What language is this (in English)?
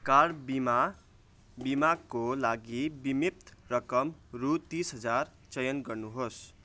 Nepali